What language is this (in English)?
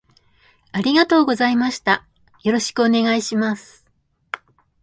Japanese